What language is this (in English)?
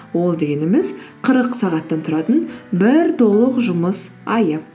Kazakh